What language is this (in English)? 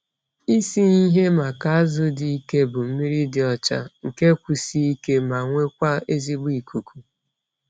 Igbo